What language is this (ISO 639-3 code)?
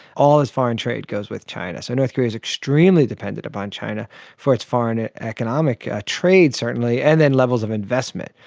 eng